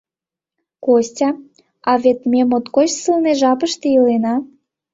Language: Mari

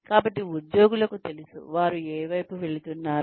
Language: Telugu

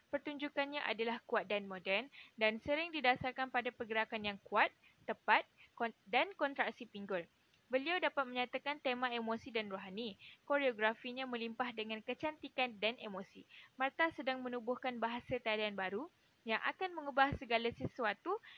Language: Malay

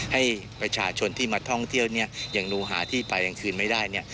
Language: Thai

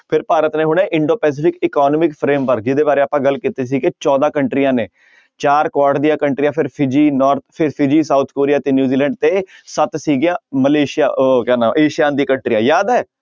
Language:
Punjabi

